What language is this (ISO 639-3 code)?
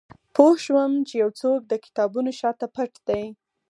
pus